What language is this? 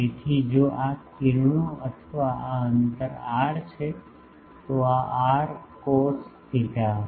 Gujarati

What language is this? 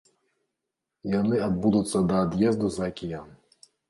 Belarusian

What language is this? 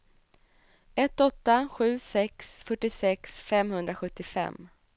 Swedish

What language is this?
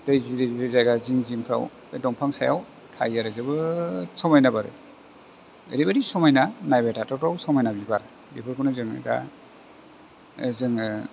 Bodo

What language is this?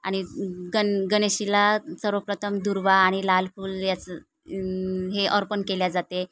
Marathi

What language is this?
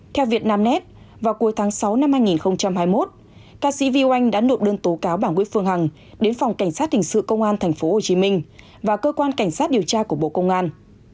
Vietnamese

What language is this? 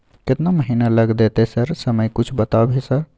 Maithili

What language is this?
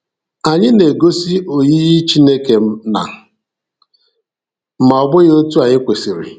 Igbo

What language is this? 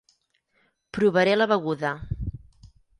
Catalan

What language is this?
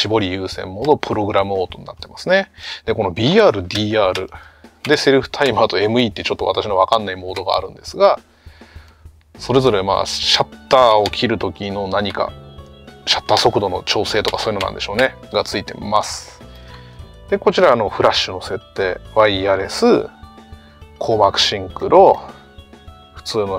Japanese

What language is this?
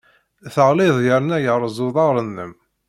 Kabyle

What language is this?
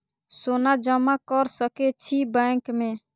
Maithili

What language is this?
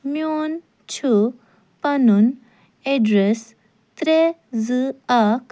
Kashmiri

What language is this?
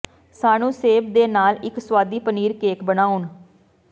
Punjabi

